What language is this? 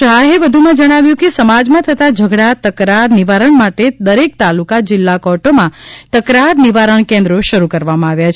Gujarati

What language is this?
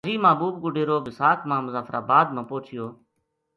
Gujari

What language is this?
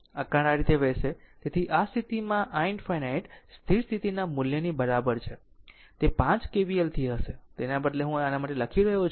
Gujarati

